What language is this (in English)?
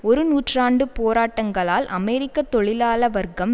Tamil